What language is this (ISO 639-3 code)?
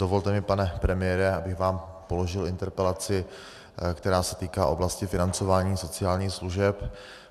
ces